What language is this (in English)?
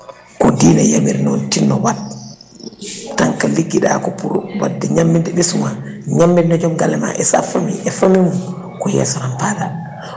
Fula